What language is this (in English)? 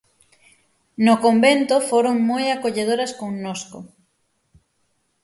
Galician